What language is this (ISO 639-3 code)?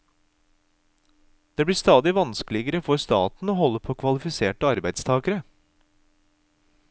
nor